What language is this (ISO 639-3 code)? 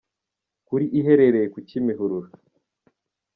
kin